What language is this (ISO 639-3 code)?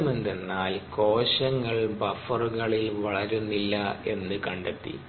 mal